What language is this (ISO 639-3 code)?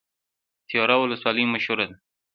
pus